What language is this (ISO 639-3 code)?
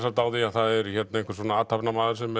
isl